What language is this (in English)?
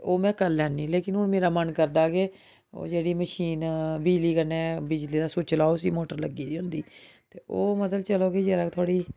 Dogri